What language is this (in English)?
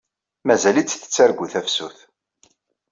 Kabyle